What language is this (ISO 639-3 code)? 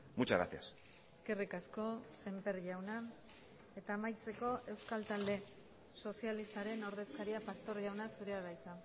eus